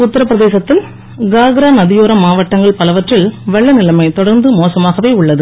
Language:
Tamil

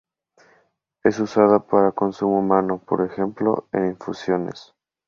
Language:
Spanish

